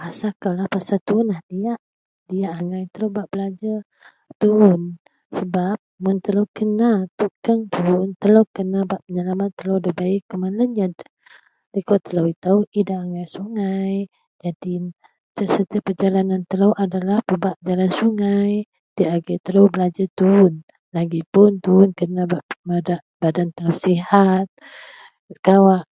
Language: Central Melanau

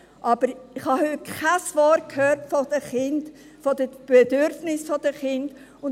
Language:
Swiss German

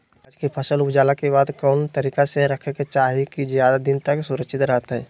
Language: Magahi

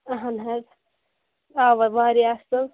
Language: Kashmiri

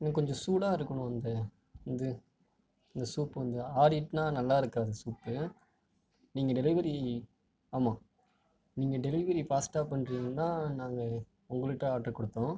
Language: Tamil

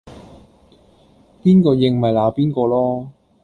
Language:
Cantonese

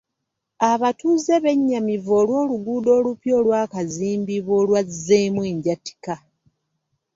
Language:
Ganda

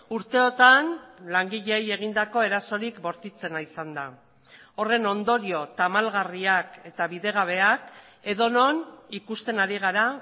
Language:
Basque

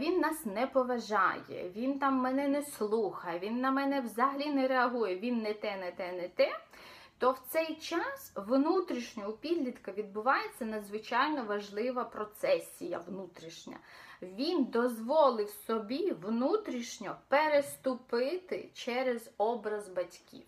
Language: Ukrainian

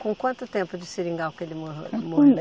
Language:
Portuguese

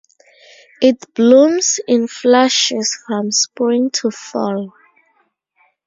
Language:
English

